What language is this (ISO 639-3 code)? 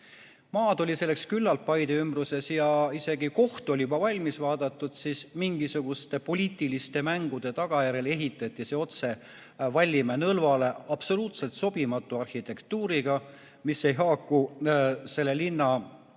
est